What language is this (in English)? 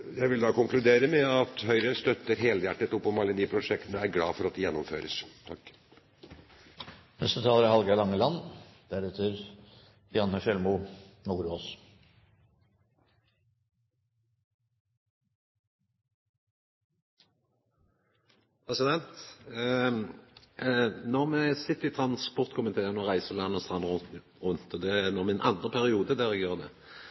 Norwegian